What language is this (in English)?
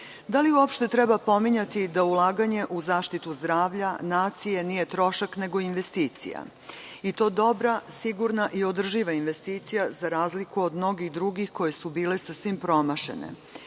Serbian